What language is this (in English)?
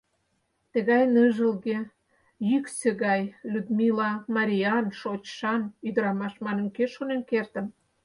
Mari